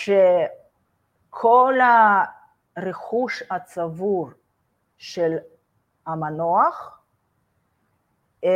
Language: Hebrew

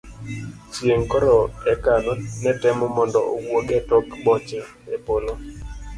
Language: Luo (Kenya and Tanzania)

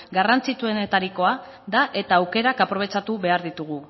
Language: Basque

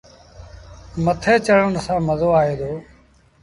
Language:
Sindhi Bhil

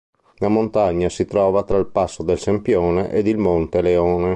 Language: Italian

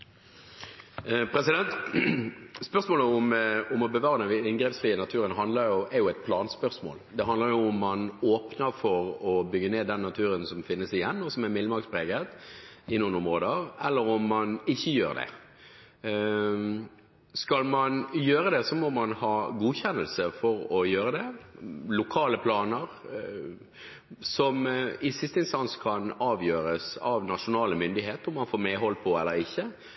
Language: Norwegian Bokmål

